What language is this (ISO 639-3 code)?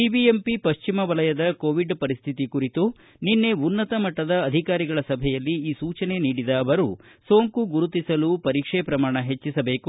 kan